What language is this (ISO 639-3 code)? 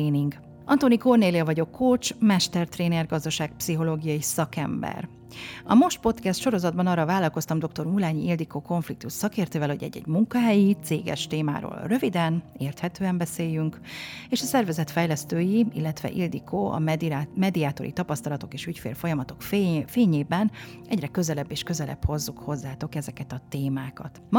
hun